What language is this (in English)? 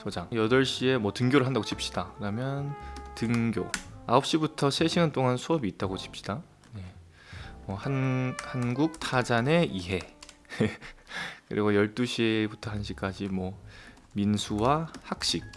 Korean